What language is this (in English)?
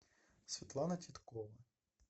Russian